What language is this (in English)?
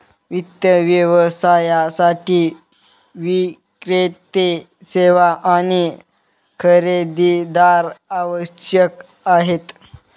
Marathi